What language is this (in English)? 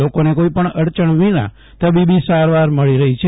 Gujarati